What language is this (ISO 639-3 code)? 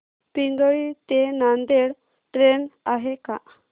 mar